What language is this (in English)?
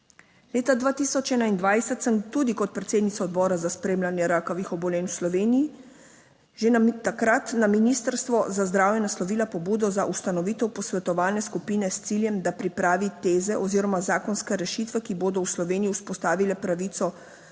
Slovenian